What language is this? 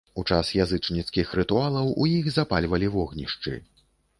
Belarusian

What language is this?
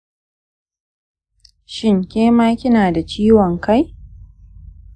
Hausa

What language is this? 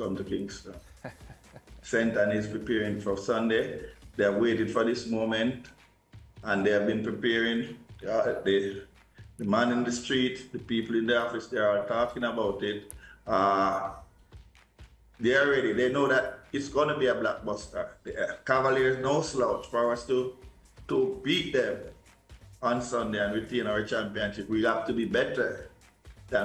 English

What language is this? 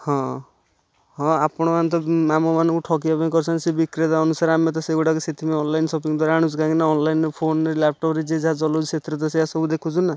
Odia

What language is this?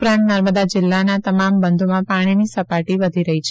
Gujarati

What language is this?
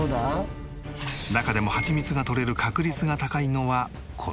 Japanese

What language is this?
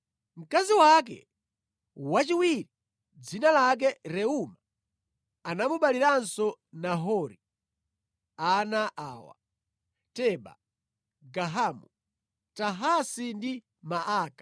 Nyanja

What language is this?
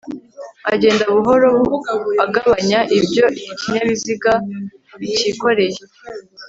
Kinyarwanda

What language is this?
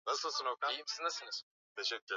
Swahili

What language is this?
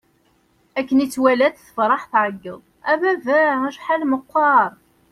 Kabyle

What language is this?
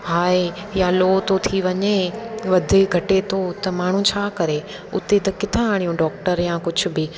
Sindhi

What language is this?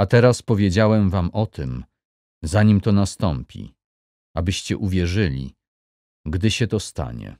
Polish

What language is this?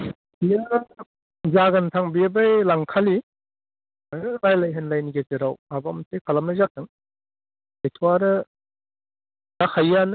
Bodo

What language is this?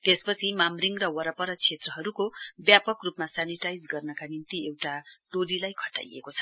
Nepali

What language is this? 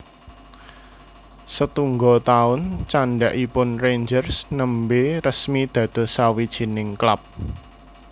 Javanese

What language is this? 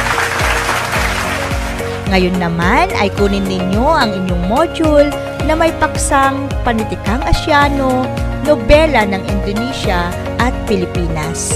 Filipino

